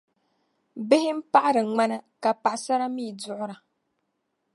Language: Dagbani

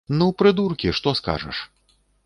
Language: Belarusian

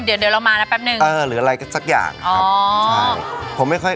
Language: Thai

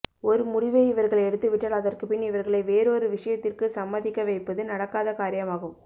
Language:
Tamil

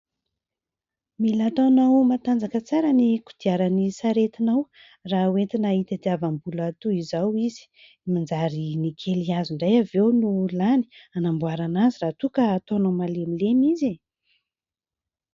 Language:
Malagasy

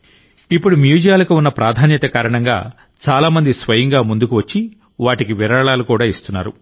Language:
Telugu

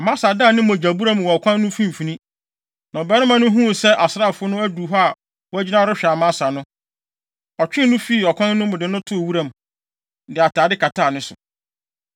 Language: Akan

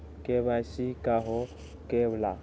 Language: Magahi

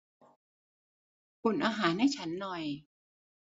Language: Thai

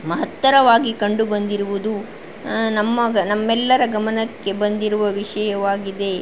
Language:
Kannada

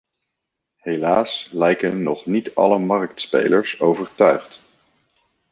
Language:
Dutch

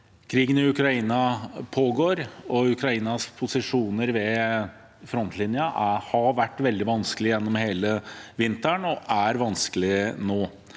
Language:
Norwegian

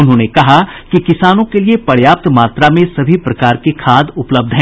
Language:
Hindi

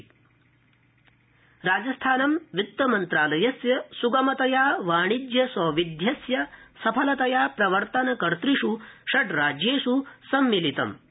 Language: Sanskrit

